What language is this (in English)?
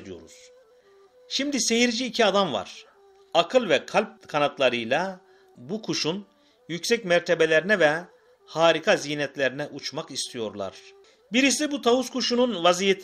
Turkish